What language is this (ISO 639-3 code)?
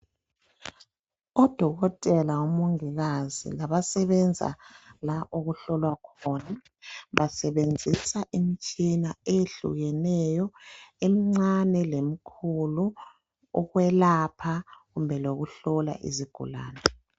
nde